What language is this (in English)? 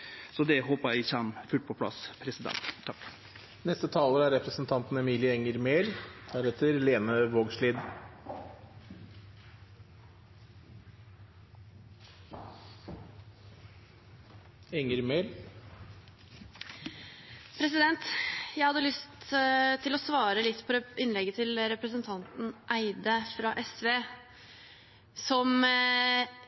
Norwegian